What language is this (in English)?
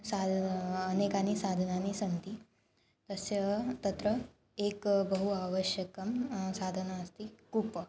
Sanskrit